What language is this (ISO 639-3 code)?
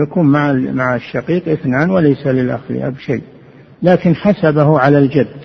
ara